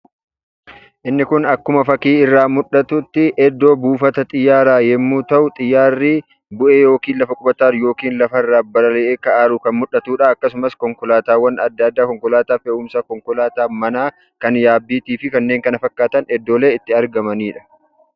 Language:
Oromo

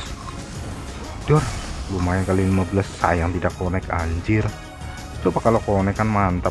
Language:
Indonesian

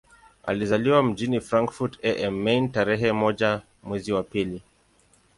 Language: Swahili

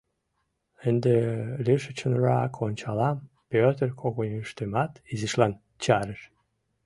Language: Mari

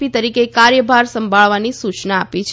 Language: Gujarati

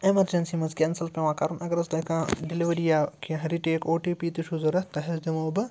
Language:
Kashmiri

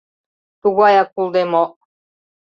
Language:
Mari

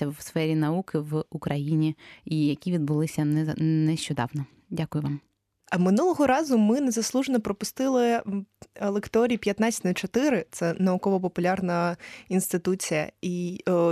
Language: Ukrainian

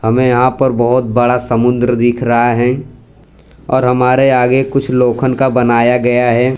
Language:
Hindi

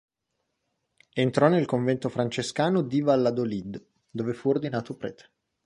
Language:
Italian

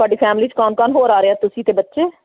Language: Punjabi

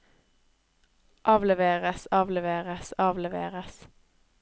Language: Norwegian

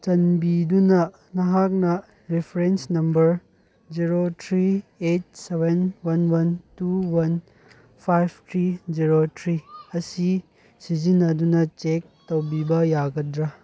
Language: Manipuri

